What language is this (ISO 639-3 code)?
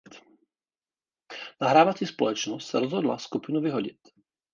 ces